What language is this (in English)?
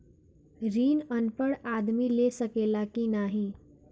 Bhojpuri